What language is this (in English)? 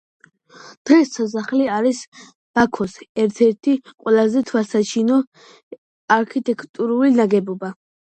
Georgian